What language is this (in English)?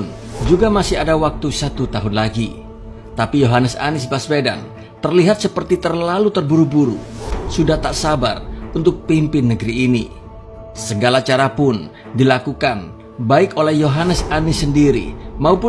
Indonesian